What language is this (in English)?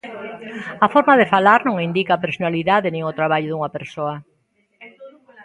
Galician